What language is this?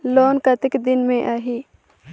Chhattisgarhi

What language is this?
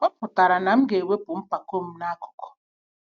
Igbo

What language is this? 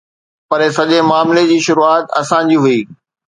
Sindhi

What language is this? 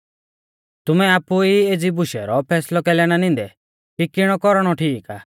Mahasu Pahari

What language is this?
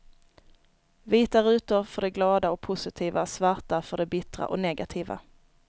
Swedish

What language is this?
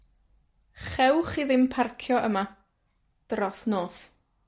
Welsh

